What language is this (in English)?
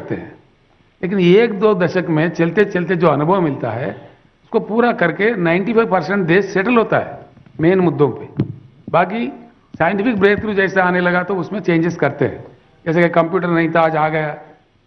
Hindi